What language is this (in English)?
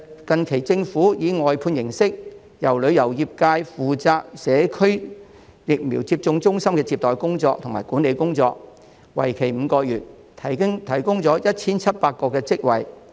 Cantonese